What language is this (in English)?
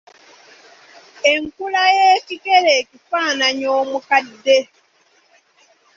Ganda